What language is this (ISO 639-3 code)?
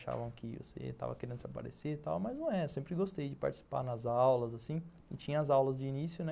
por